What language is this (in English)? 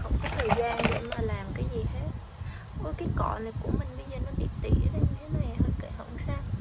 Vietnamese